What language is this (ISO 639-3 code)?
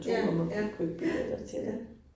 dan